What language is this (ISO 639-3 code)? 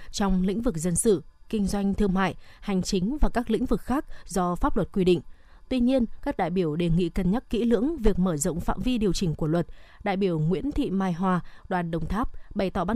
vie